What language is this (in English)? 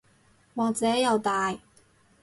Cantonese